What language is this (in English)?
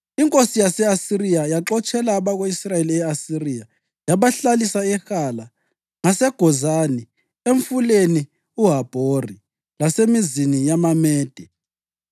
North Ndebele